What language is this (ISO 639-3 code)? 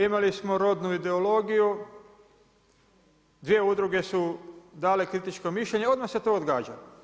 hrv